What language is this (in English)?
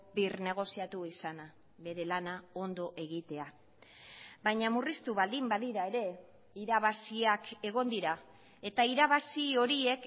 Basque